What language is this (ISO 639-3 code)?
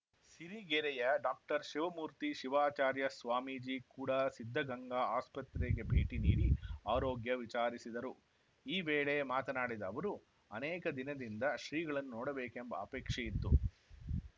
kan